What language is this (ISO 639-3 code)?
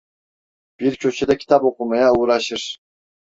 tur